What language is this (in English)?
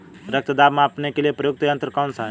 Hindi